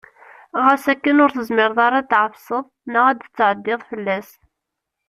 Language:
Kabyle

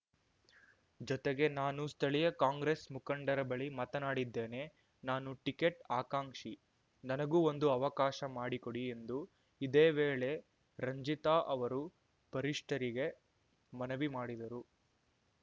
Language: Kannada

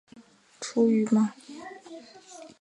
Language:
Chinese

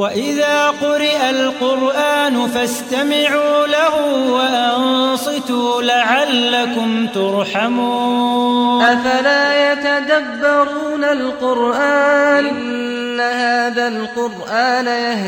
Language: Persian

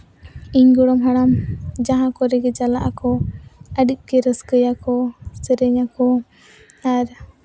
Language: Santali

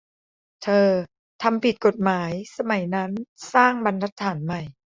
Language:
Thai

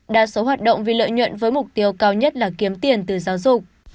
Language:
Vietnamese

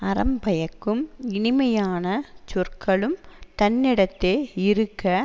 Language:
Tamil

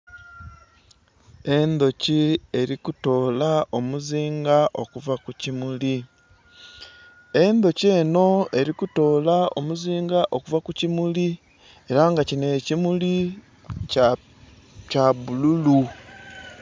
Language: Soga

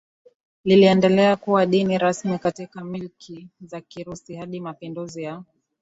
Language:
Swahili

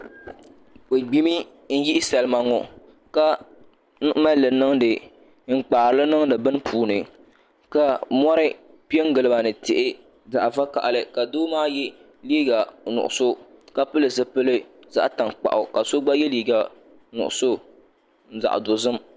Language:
Dagbani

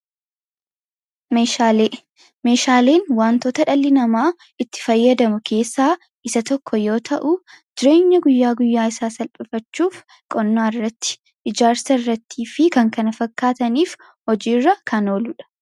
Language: Oromo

